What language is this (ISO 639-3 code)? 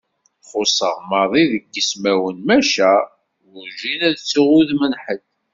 kab